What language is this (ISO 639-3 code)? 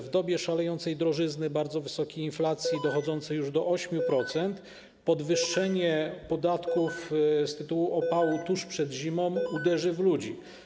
pol